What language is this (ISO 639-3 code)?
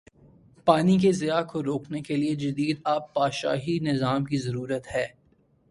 urd